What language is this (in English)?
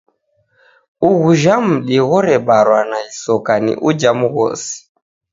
Taita